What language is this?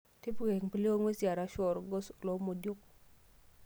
Masai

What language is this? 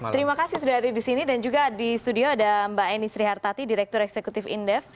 Indonesian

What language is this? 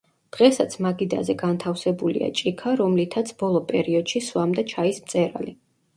Georgian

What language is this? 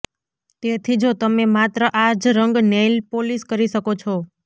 Gujarati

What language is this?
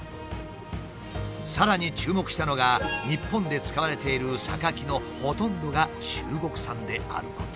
Japanese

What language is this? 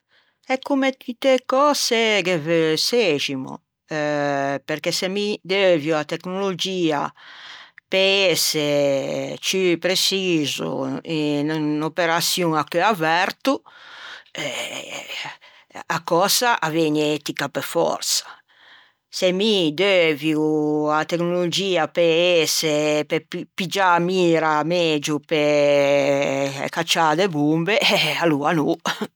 Ligurian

